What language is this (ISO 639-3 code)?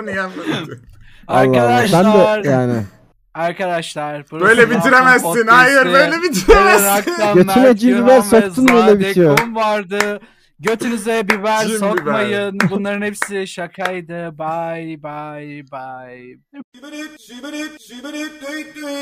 tur